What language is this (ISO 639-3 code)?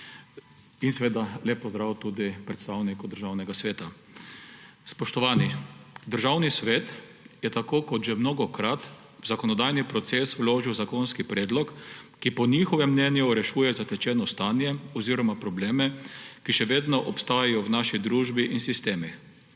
slv